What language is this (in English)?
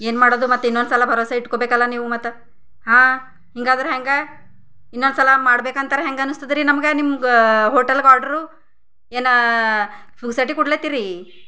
Kannada